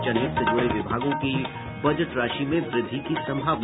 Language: Hindi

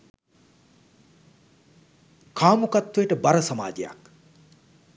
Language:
Sinhala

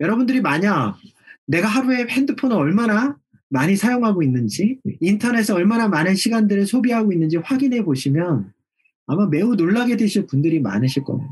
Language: Korean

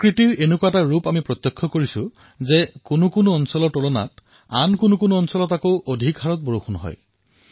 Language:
Assamese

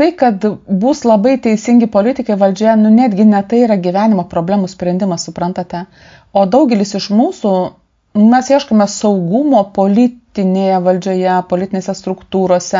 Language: Lithuanian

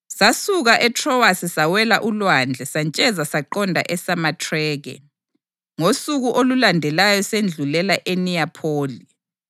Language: North Ndebele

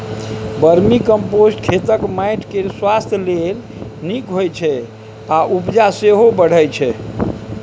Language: Maithili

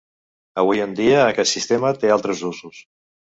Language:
Catalan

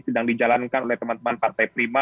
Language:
Indonesian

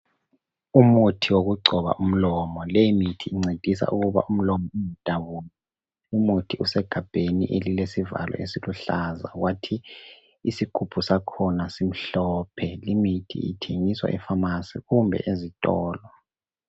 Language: North Ndebele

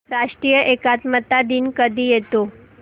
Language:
Marathi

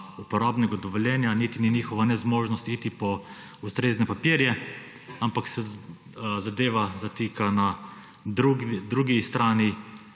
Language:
Slovenian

